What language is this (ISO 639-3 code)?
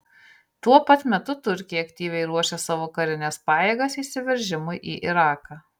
lit